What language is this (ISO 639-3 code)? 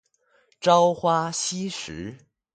zho